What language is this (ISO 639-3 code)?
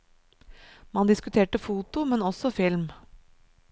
nor